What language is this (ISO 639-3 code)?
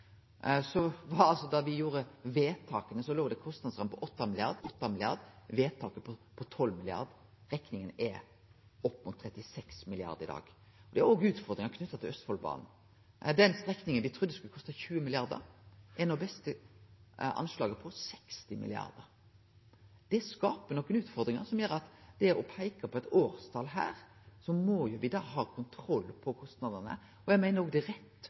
nno